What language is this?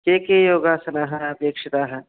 Sanskrit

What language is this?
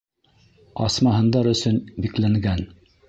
Bashkir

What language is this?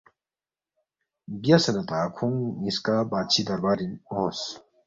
Balti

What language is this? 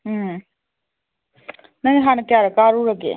Manipuri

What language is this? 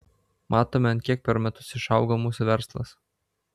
Lithuanian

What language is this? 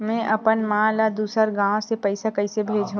Chhattisgarhi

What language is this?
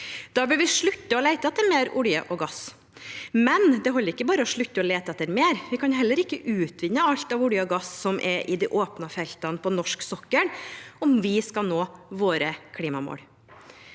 Norwegian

